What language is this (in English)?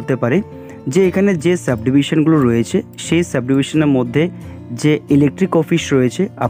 Hindi